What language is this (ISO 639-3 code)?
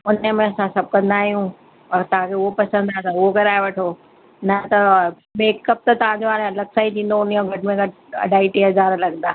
snd